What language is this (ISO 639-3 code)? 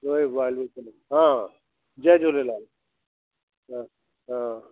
snd